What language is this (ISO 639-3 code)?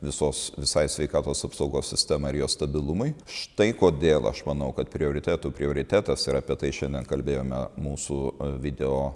lit